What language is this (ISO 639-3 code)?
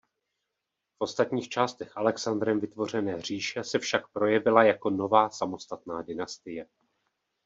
ces